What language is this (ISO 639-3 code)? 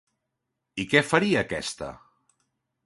cat